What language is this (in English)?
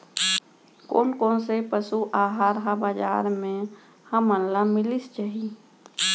Chhattisgarhi